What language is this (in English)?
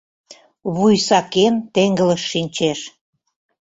Mari